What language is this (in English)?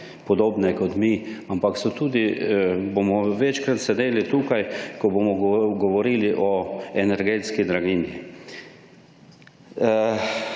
Slovenian